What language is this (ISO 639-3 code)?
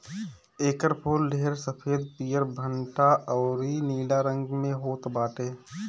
bho